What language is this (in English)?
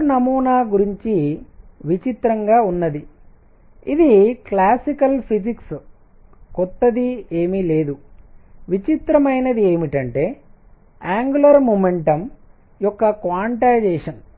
Telugu